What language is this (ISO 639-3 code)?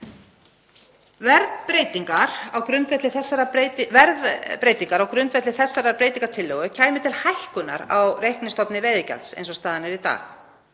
isl